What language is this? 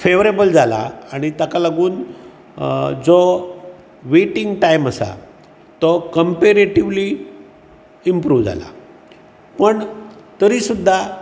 Konkani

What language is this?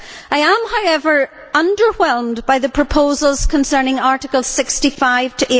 English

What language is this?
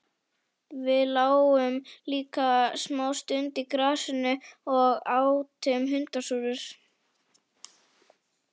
Icelandic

